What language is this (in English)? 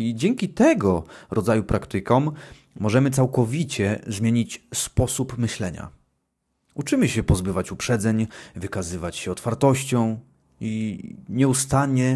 Polish